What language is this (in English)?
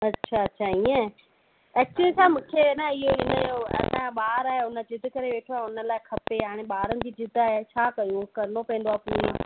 Sindhi